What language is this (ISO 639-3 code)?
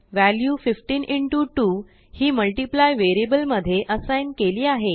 mar